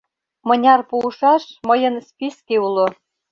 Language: Mari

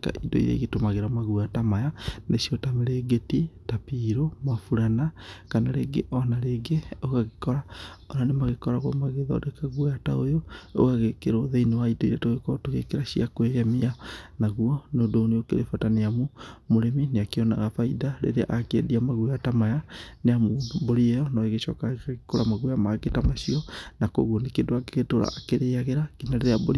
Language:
Kikuyu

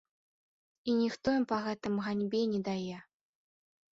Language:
Belarusian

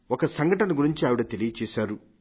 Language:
Telugu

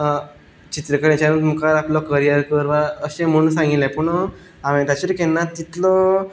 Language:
Konkani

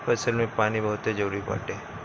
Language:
Bhojpuri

